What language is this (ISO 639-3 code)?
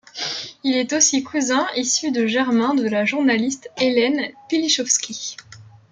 fra